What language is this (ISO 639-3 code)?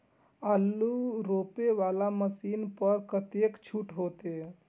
mai